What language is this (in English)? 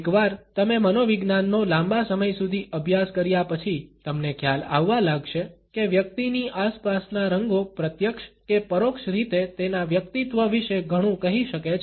Gujarati